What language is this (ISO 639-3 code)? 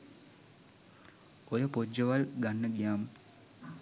sin